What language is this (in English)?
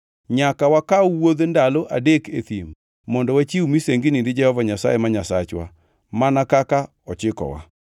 Luo (Kenya and Tanzania)